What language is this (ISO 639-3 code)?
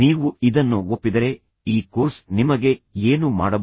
kan